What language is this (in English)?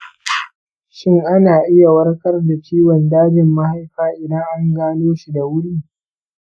Hausa